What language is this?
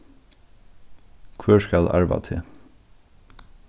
Faroese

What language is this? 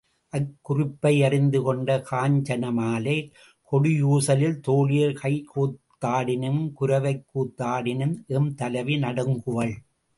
Tamil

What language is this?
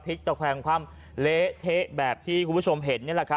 Thai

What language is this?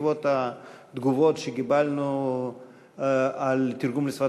Hebrew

